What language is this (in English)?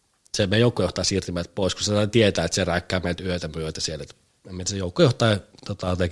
Finnish